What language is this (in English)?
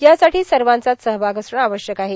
Marathi